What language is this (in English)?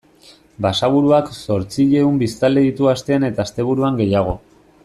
Basque